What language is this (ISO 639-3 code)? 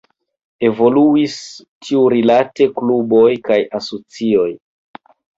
epo